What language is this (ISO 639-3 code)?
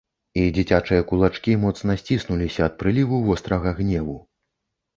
bel